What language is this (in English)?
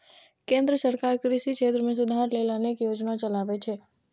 Maithili